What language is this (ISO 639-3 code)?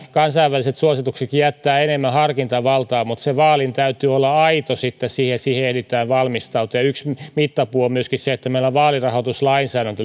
fin